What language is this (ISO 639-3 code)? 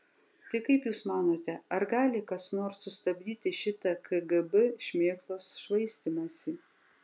lit